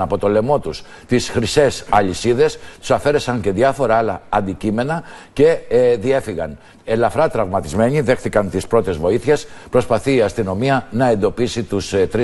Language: Greek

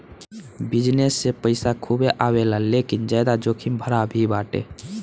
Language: Bhojpuri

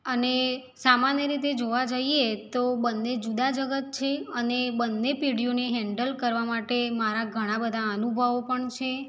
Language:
Gujarati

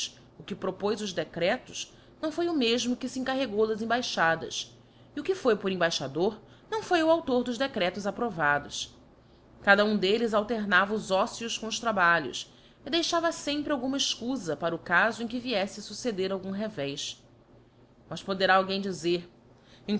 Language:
Portuguese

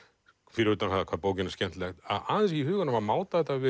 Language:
Icelandic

